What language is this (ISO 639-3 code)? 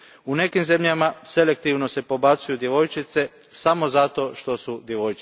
hrv